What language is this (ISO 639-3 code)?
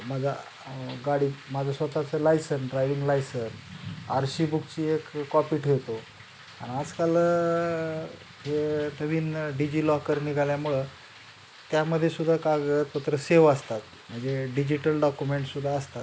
mar